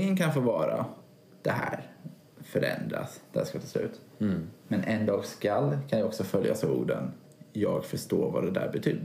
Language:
Swedish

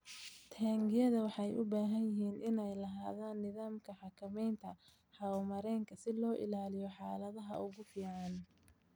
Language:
Somali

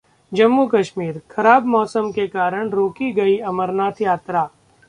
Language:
Hindi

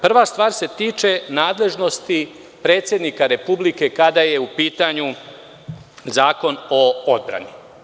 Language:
Serbian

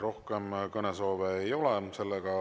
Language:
Estonian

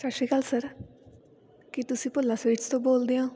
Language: Punjabi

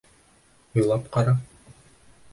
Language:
Bashkir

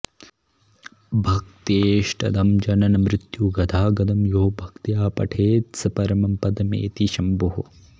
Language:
Sanskrit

